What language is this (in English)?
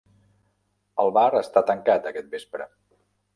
Catalan